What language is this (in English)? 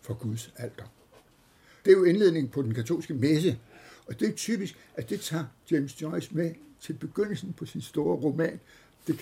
Danish